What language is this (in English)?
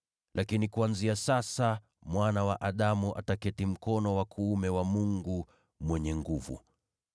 Swahili